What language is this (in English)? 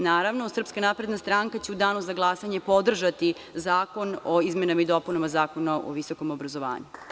Serbian